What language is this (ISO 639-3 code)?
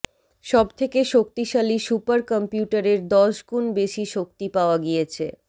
ben